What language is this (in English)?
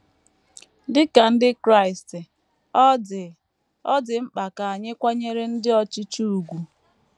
Igbo